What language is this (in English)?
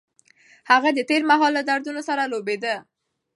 Pashto